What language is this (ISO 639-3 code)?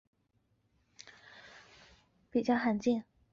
zho